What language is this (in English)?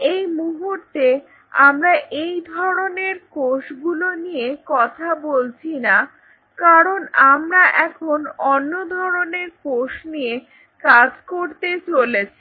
Bangla